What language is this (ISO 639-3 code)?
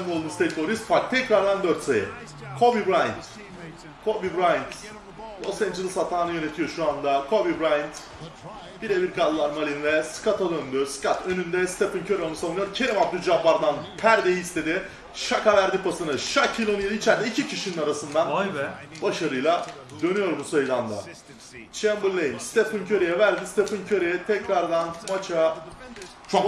tur